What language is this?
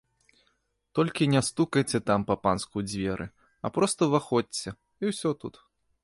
Belarusian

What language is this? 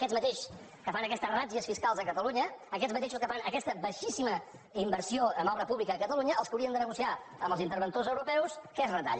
Catalan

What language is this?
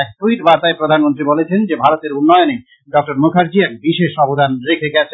Bangla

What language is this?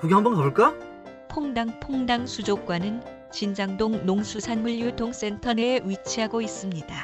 Korean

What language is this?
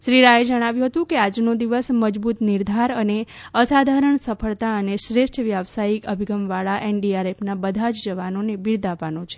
Gujarati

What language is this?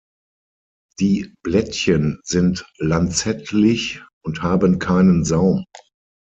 German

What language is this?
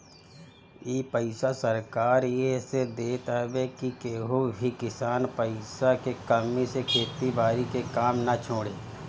Bhojpuri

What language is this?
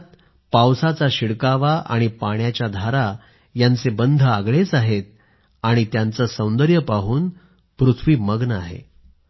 Marathi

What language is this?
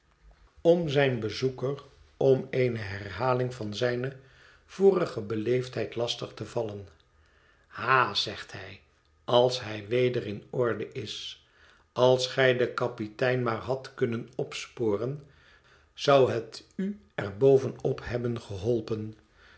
Dutch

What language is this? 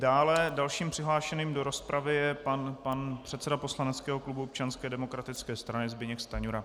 Czech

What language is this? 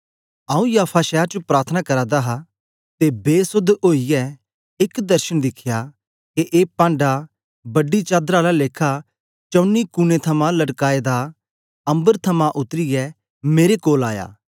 Dogri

